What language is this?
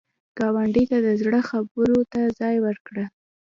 Pashto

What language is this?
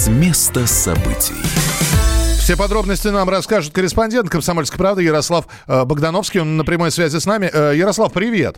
Russian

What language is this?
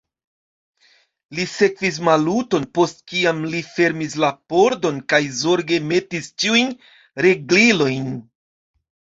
Esperanto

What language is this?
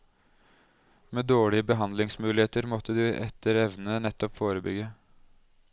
Norwegian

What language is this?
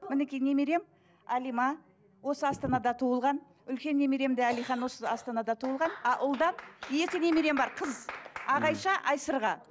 Kazakh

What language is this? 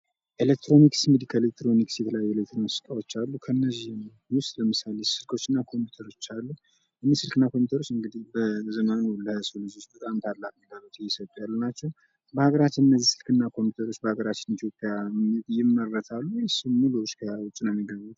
Amharic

